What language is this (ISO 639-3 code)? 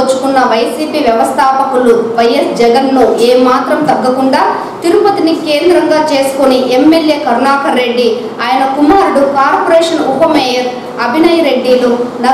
tel